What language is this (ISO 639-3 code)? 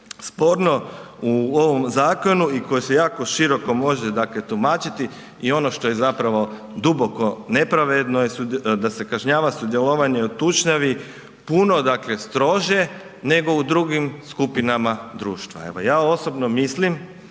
hrv